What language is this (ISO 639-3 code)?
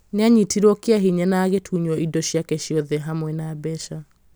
kik